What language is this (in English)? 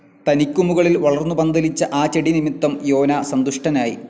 Malayalam